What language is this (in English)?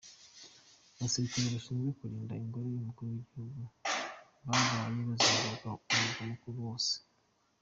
Kinyarwanda